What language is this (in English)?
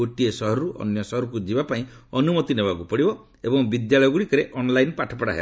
Odia